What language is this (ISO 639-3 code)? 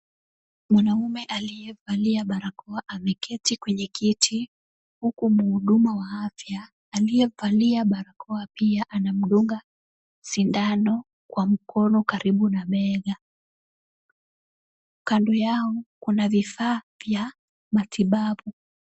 swa